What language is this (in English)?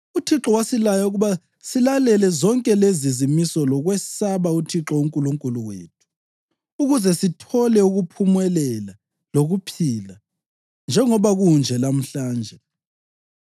North Ndebele